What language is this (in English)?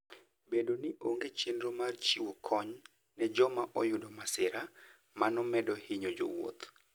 Luo (Kenya and Tanzania)